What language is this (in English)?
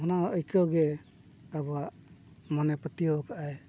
Santali